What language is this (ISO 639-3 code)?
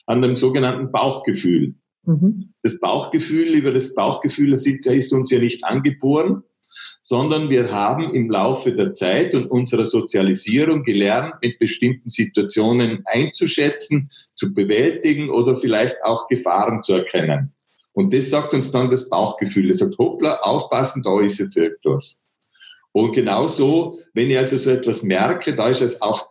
deu